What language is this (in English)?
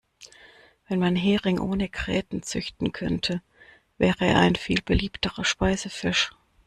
German